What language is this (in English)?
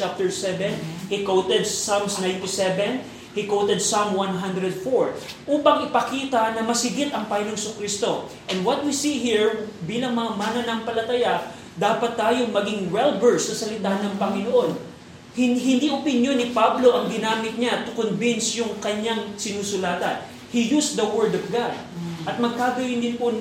Filipino